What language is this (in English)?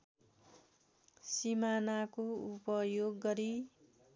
Nepali